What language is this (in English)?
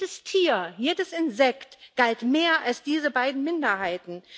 German